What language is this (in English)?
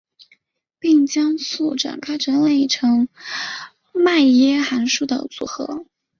Chinese